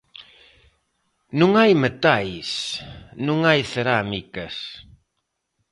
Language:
Galician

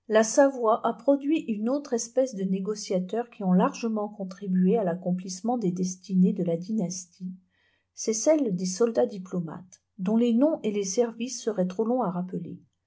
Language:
French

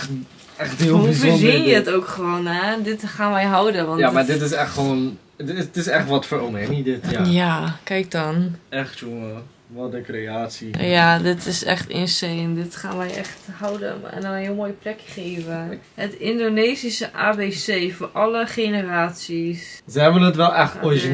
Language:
Dutch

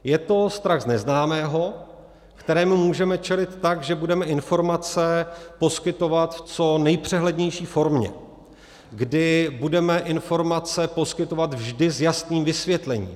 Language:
Czech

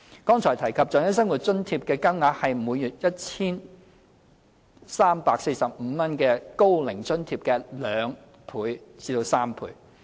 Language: Cantonese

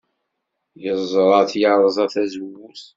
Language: Kabyle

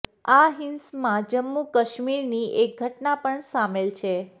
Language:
Gujarati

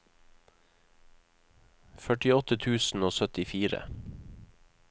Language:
Norwegian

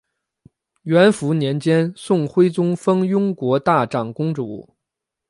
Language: Chinese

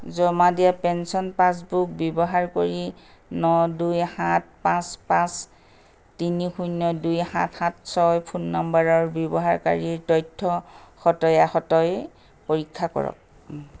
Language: Assamese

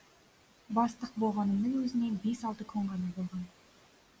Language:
Kazakh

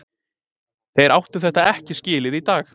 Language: Icelandic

